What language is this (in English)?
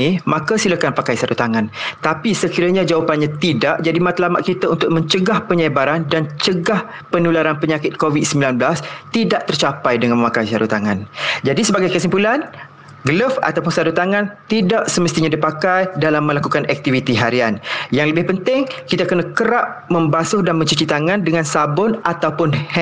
Malay